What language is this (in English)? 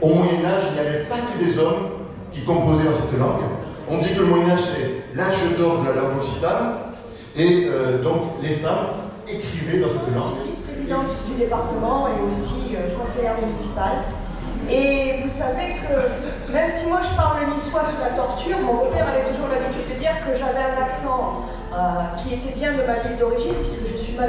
French